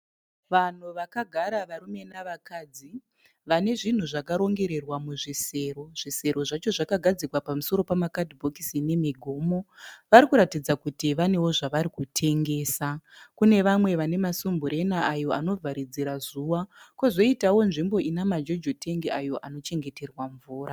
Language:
Shona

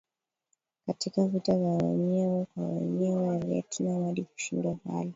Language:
Swahili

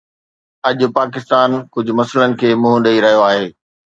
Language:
Sindhi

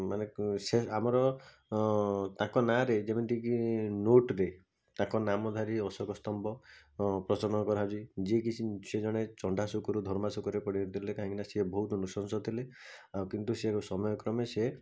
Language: Odia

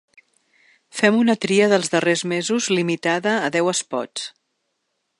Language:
Catalan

